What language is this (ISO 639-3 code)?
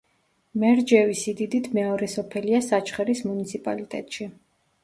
kat